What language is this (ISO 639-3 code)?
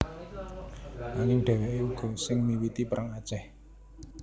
jav